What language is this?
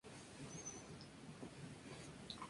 Spanish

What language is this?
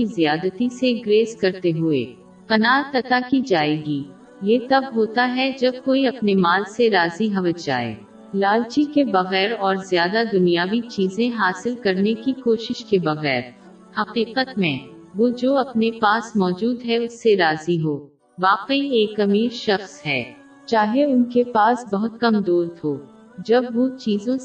Urdu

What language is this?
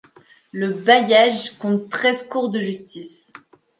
French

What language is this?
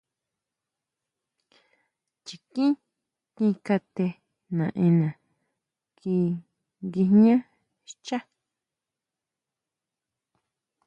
Huautla Mazatec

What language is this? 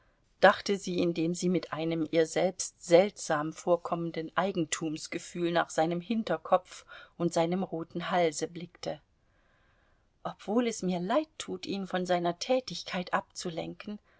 German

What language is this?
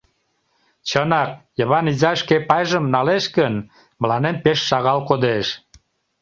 Mari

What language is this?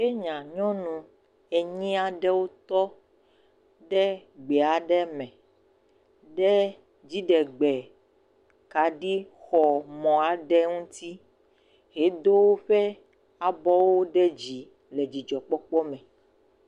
Ewe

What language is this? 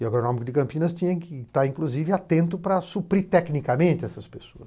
Portuguese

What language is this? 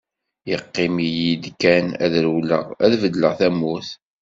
Kabyle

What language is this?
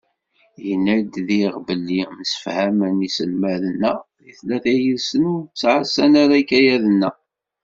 Kabyle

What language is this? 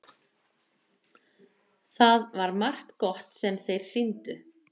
Icelandic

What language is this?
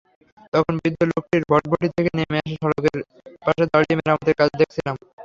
Bangla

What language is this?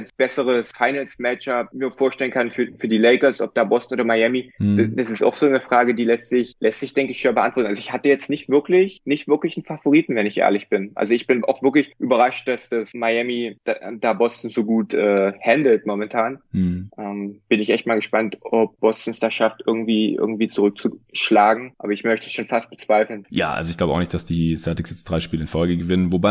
German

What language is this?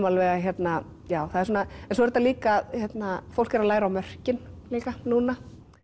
Icelandic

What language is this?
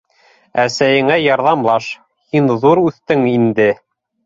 Bashkir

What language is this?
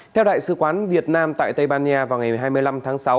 Vietnamese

